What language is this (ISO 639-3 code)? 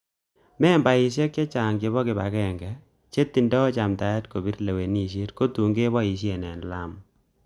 kln